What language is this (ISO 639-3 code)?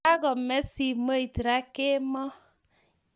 kln